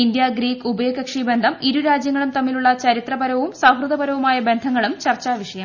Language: Malayalam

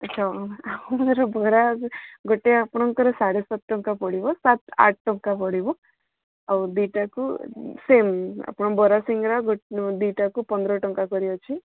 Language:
Odia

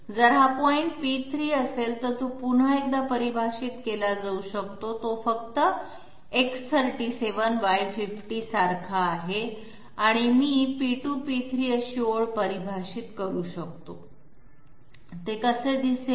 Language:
Marathi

